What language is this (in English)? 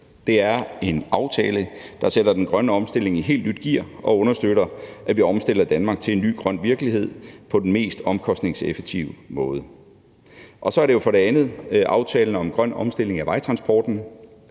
Danish